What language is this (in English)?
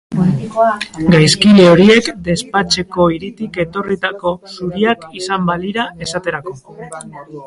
Basque